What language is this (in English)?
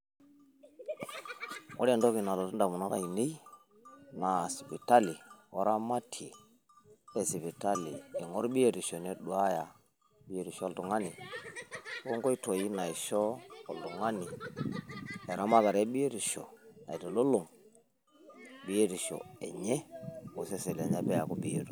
Masai